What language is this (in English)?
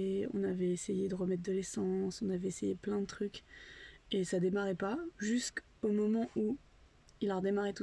French